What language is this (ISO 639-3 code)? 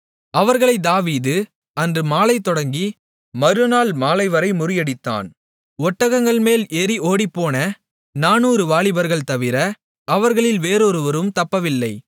tam